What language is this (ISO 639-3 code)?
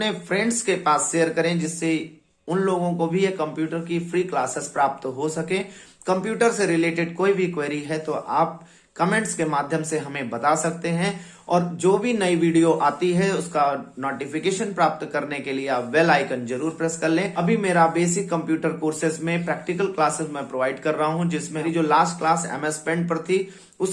hin